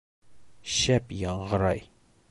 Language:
Bashkir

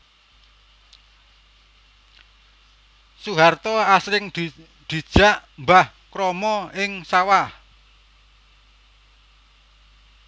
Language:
Javanese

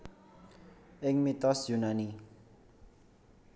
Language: Javanese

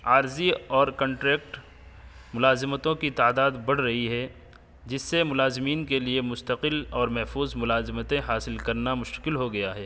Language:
Urdu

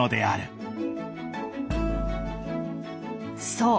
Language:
Japanese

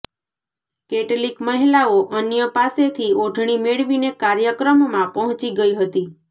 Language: Gujarati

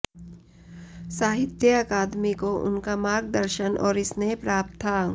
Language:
Hindi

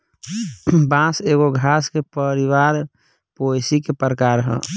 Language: Bhojpuri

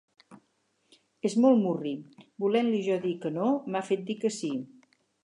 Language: Catalan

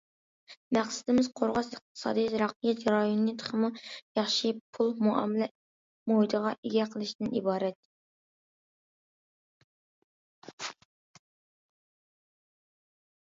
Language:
Uyghur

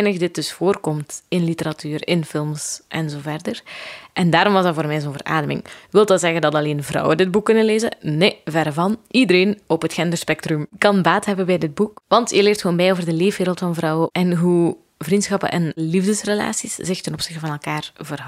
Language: Dutch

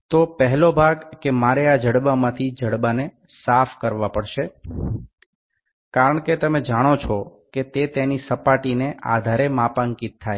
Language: Gujarati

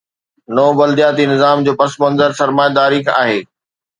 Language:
Sindhi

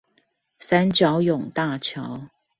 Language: Chinese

